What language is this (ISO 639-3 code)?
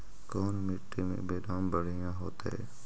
mag